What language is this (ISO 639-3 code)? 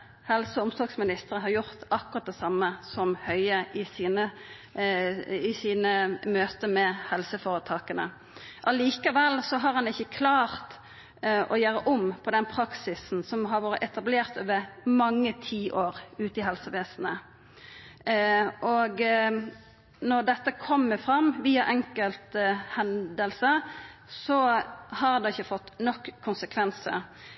nno